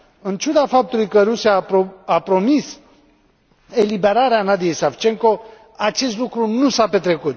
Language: Romanian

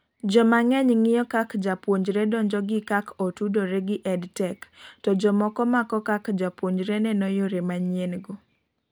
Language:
Luo (Kenya and Tanzania)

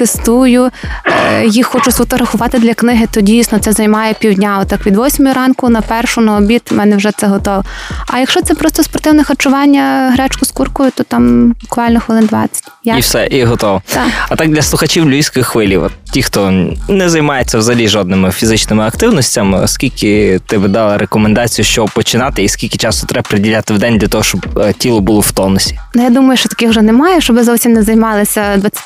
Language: Ukrainian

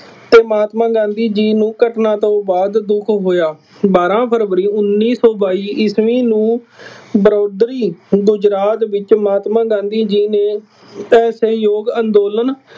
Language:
Punjabi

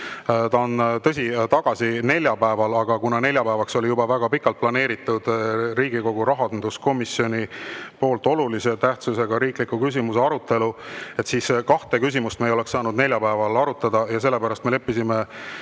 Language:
Estonian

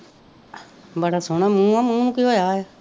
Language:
Punjabi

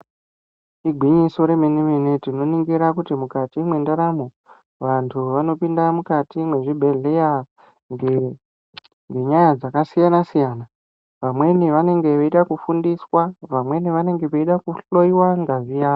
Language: Ndau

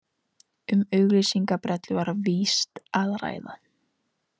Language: Icelandic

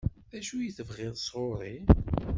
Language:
Kabyle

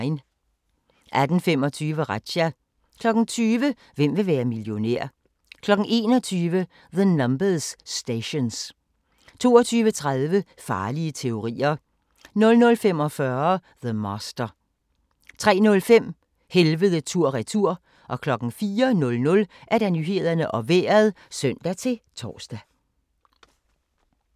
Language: Danish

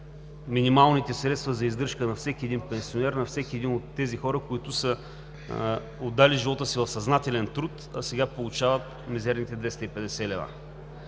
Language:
Bulgarian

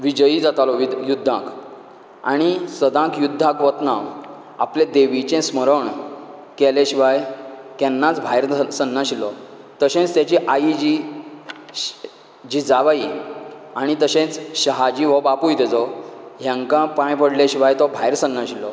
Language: Konkani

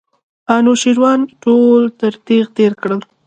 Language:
Pashto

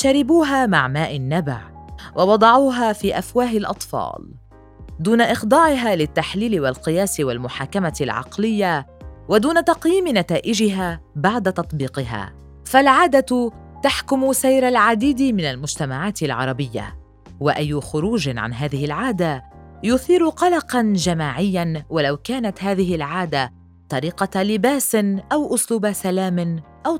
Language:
Arabic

